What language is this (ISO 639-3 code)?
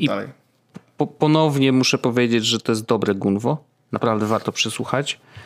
pol